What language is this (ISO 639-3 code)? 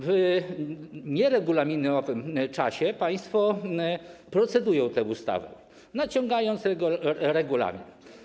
pol